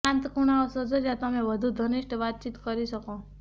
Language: Gujarati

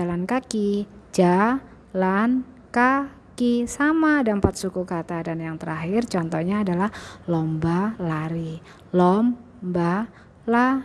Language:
Indonesian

